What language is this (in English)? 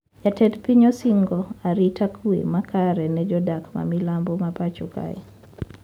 Luo (Kenya and Tanzania)